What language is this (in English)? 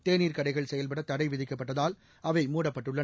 Tamil